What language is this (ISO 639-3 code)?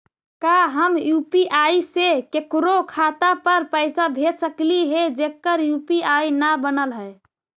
mag